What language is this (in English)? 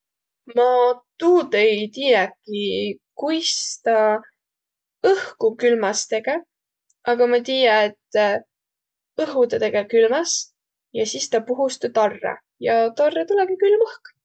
Võro